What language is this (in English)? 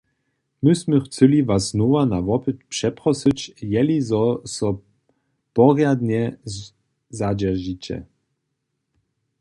Upper Sorbian